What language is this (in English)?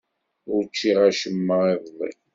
Kabyle